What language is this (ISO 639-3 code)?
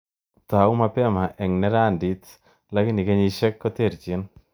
kln